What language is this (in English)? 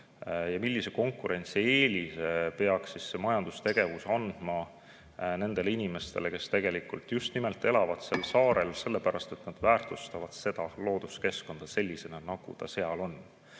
Estonian